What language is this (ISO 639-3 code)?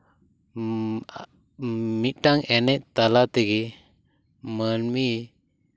sat